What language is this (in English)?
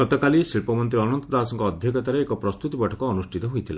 Odia